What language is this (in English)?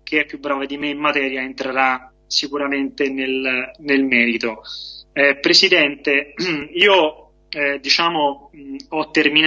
Italian